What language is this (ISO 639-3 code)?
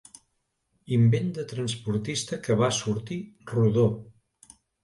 cat